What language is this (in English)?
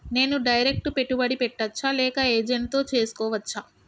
Telugu